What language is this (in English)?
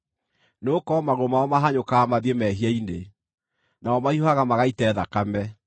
Kikuyu